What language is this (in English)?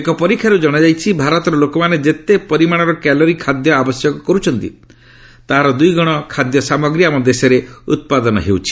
Odia